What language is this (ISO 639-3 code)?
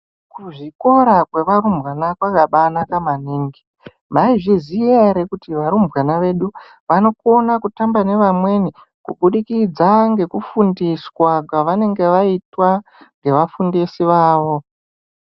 ndc